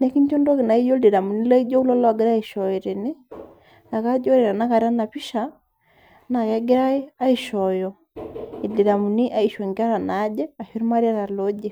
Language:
Masai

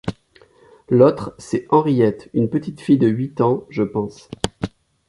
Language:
French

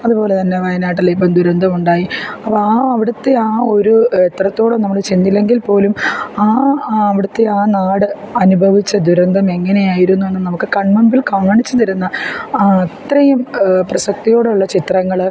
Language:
Malayalam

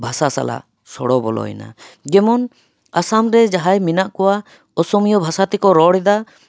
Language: Santali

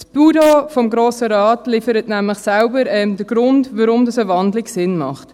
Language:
Swiss German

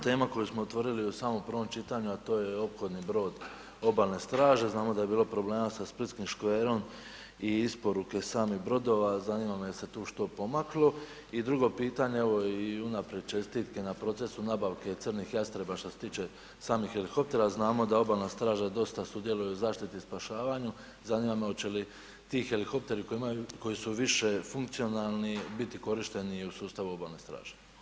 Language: Croatian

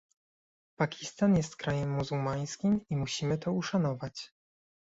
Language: Polish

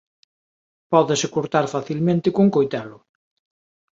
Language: Galician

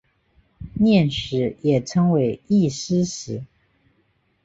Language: Chinese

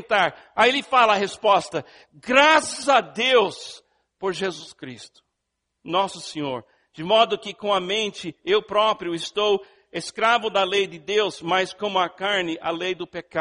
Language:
Portuguese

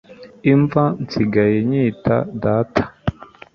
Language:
Kinyarwanda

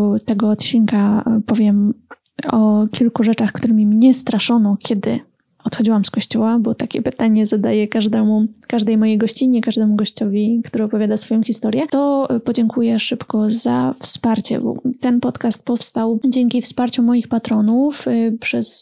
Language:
Polish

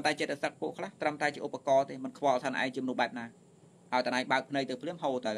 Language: Vietnamese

